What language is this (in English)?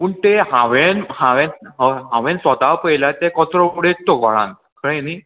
Konkani